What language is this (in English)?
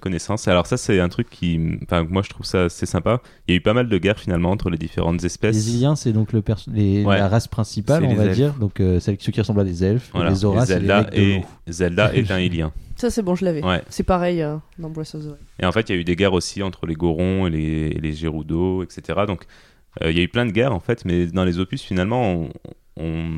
French